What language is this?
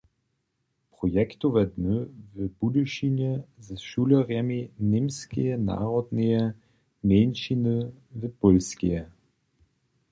Upper Sorbian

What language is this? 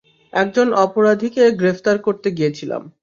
Bangla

